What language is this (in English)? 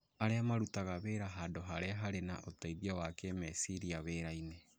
Kikuyu